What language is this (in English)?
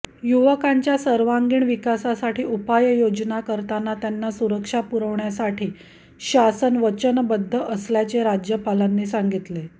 Marathi